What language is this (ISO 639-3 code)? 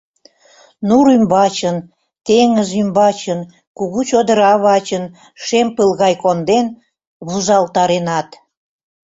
chm